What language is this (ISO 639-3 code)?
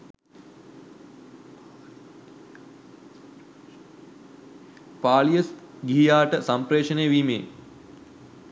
sin